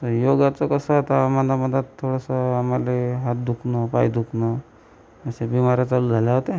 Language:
Marathi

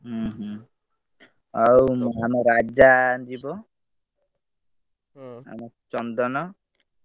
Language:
Odia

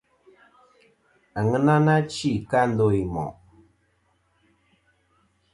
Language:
Kom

